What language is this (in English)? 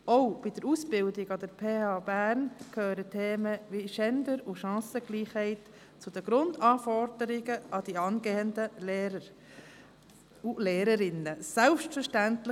Swiss German